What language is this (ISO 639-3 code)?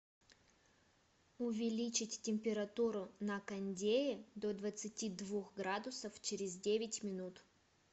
rus